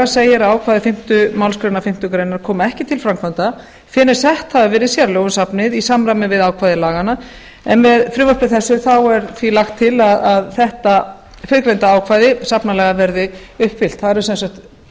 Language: Icelandic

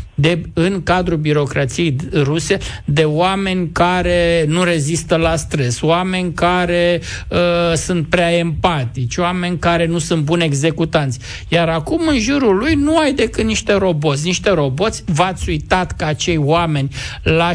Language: Romanian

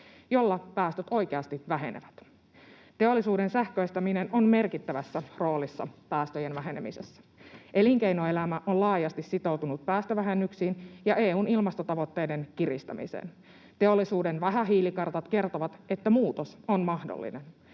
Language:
Finnish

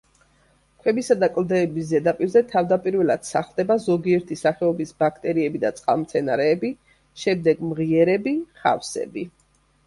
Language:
Georgian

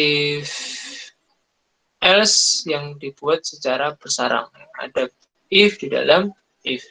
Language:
Indonesian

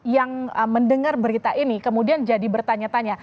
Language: Indonesian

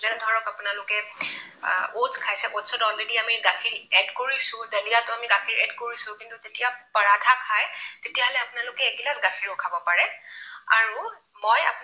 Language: Assamese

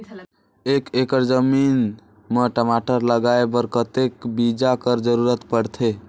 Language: Chhattisgarhi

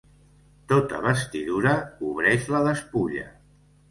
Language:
Catalan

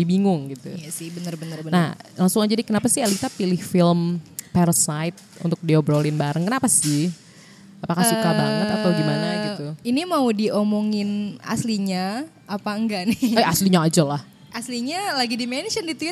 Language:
Indonesian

